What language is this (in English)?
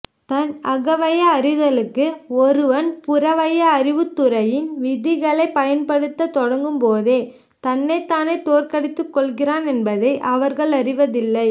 Tamil